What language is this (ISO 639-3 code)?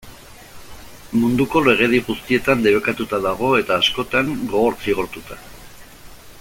eus